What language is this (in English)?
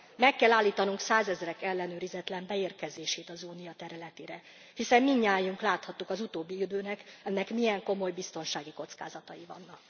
Hungarian